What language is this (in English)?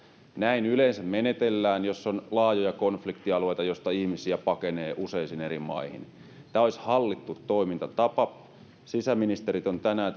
Finnish